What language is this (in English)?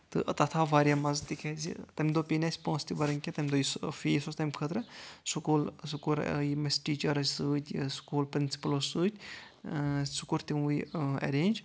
Kashmiri